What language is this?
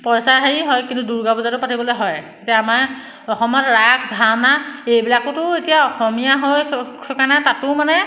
Assamese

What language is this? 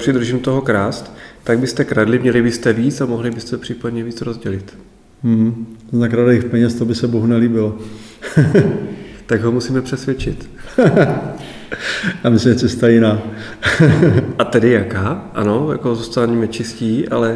Czech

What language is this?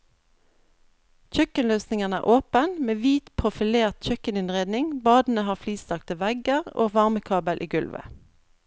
Norwegian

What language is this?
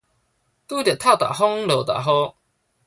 Min Nan Chinese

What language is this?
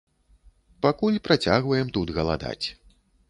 Belarusian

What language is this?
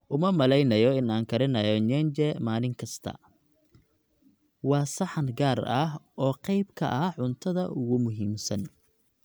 Somali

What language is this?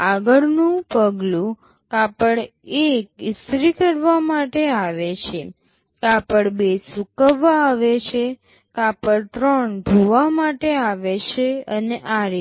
Gujarati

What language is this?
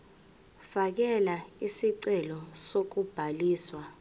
Zulu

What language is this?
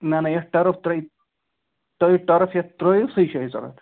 Kashmiri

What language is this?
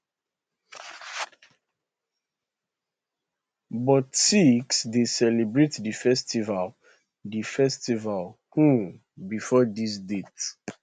Nigerian Pidgin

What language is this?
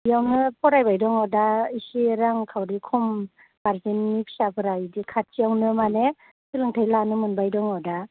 Bodo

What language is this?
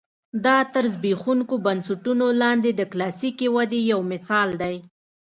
Pashto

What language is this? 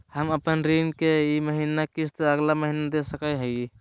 Magahi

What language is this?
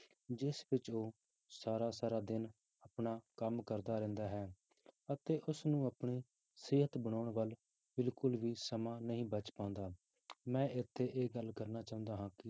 Punjabi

